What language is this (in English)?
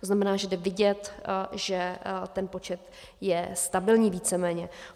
Czech